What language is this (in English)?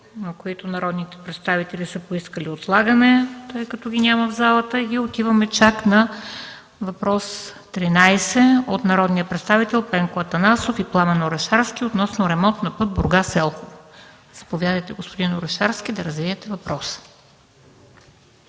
Bulgarian